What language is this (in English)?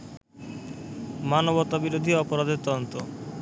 Bangla